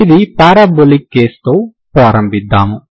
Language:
Telugu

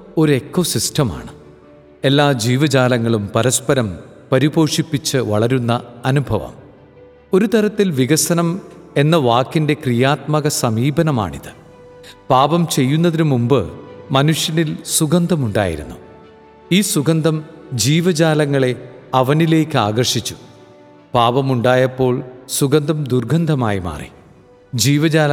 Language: Malayalam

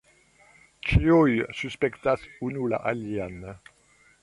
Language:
Esperanto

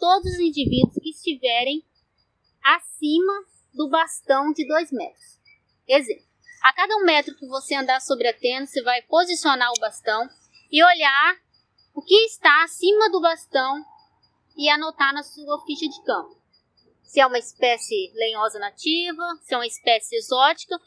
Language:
Portuguese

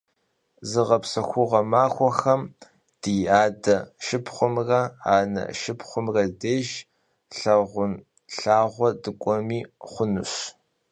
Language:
Kabardian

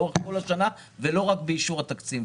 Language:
Hebrew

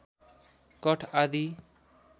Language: Nepali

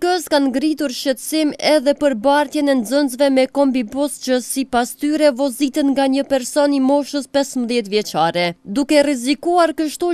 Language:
Romanian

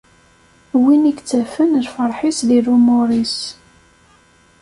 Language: Kabyle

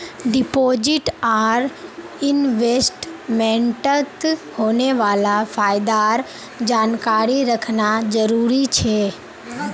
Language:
Magahi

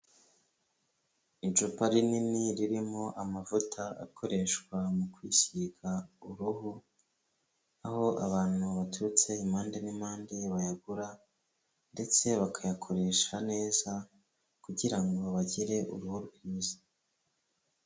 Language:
Kinyarwanda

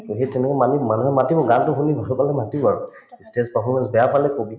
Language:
Assamese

